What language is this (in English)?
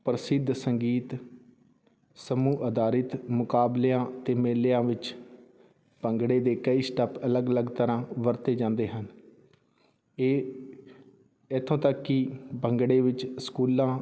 Punjabi